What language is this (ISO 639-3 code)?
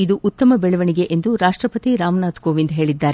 kan